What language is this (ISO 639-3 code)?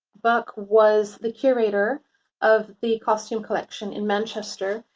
eng